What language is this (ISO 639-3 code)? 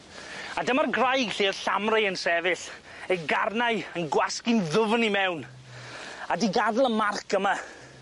cym